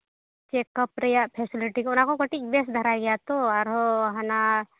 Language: Santali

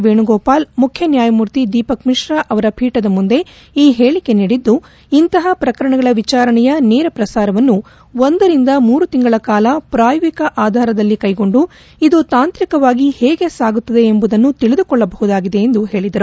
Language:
Kannada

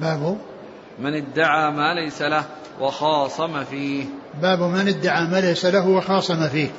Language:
Arabic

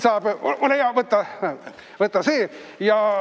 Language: Estonian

